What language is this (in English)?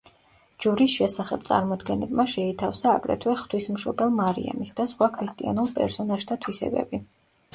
Georgian